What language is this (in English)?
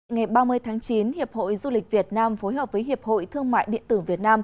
Vietnamese